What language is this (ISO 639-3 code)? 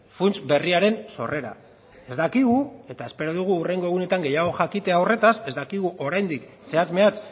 eus